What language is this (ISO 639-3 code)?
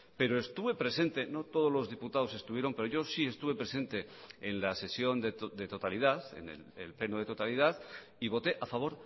spa